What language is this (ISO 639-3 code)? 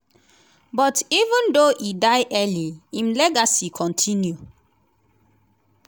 pcm